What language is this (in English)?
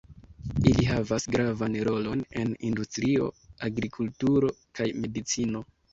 Esperanto